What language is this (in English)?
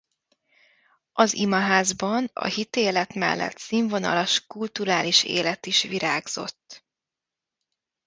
Hungarian